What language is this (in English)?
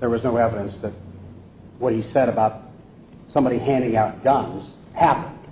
English